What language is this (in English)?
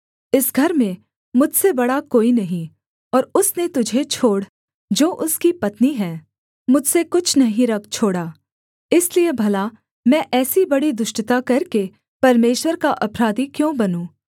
Hindi